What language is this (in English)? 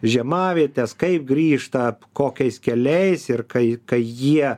Lithuanian